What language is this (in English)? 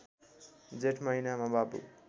Nepali